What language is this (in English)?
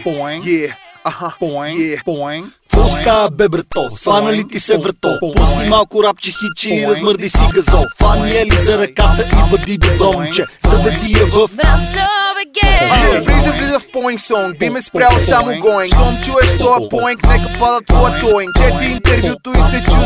Bulgarian